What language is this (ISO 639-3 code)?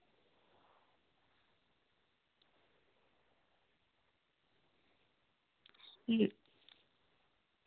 doi